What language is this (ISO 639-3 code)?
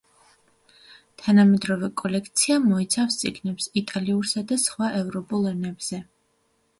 kat